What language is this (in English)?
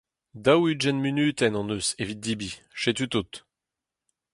Breton